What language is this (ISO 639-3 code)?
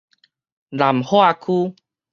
nan